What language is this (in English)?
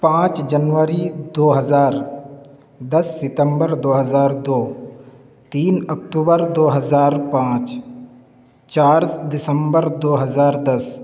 Urdu